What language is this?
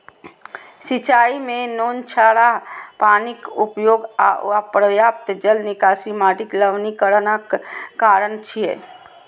Maithili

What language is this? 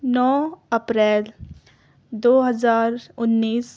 Urdu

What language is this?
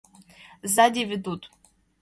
Mari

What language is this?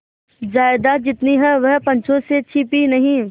Hindi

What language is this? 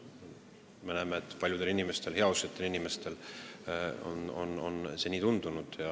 Estonian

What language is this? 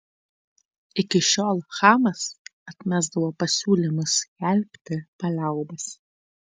Lithuanian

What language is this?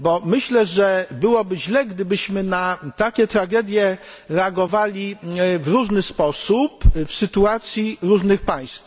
Polish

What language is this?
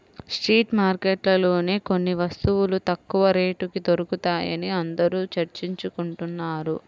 Telugu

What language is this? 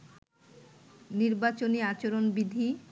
Bangla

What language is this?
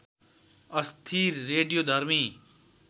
Nepali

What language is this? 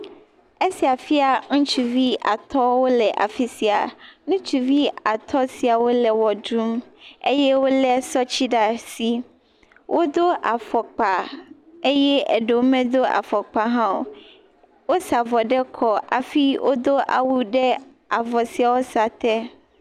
Ewe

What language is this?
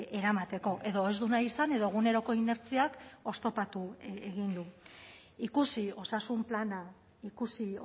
Basque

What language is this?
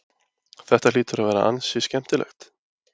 Icelandic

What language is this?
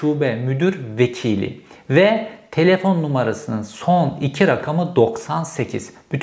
Turkish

